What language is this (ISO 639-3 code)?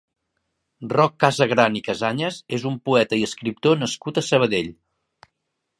cat